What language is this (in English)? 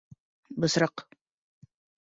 Bashkir